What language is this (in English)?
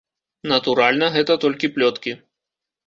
Belarusian